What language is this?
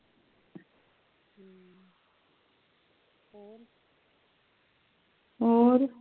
Punjabi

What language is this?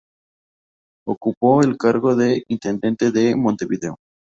Spanish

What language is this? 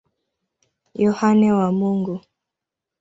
Swahili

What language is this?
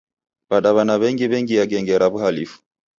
Taita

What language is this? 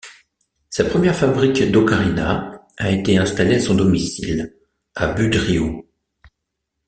French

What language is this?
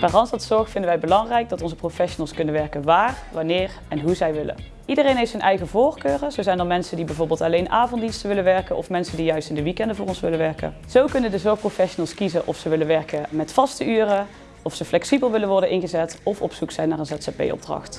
Dutch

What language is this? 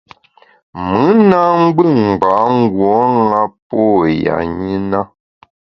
Bamun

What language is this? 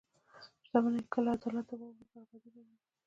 Pashto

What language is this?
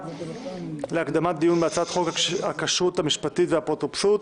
Hebrew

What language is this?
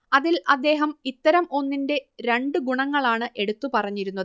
Malayalam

